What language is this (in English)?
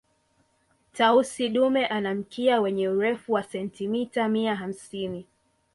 Swahili